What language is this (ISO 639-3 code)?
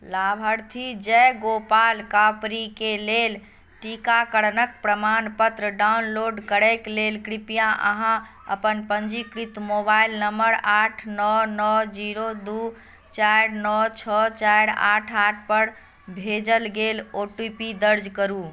mai